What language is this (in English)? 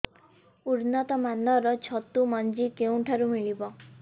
Odia